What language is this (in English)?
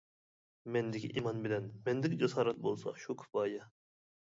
Uyghur